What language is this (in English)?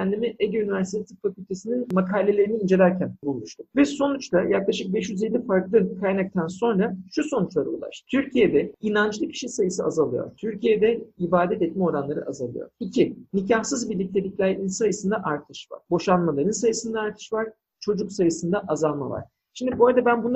Turkish